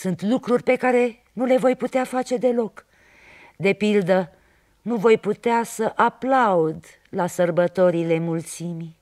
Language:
Romanian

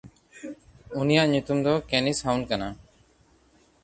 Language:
Santali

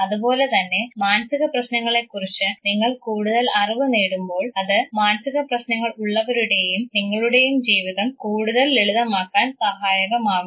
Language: Malayalam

